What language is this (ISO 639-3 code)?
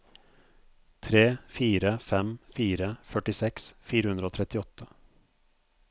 nor